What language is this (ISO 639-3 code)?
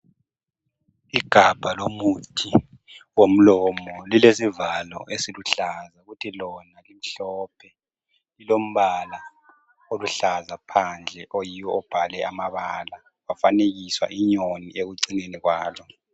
nde